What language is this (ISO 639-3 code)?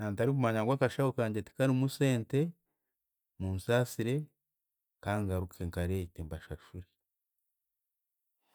cgg